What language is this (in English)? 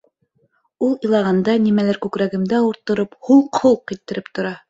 Bashkir